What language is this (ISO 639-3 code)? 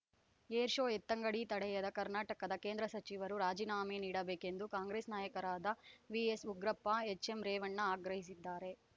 kan